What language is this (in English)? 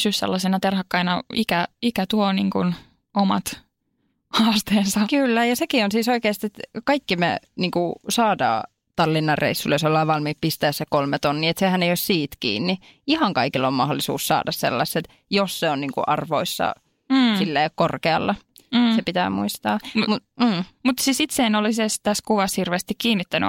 Finnish